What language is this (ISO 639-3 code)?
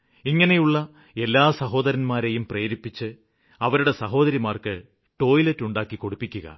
mal